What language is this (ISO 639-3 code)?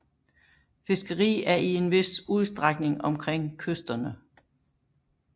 dan